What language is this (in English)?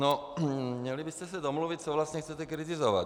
Czech